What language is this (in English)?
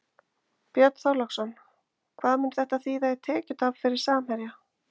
Icelandic